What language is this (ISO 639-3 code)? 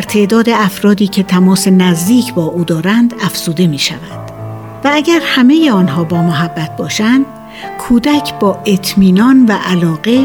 fas